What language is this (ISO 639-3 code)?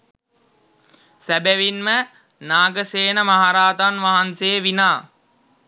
sin